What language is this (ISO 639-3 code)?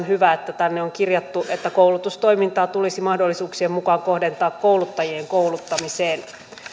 fin